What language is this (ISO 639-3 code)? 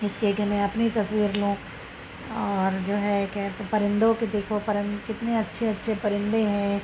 urd